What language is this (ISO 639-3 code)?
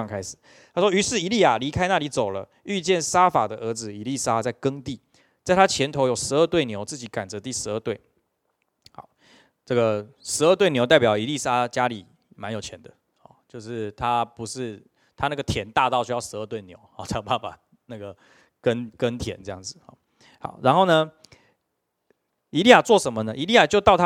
zho